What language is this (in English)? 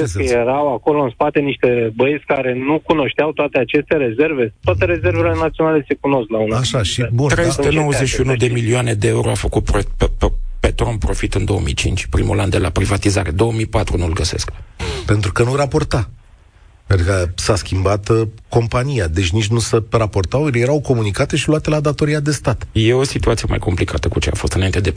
Romanian